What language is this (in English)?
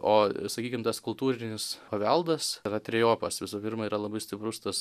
Lithuanian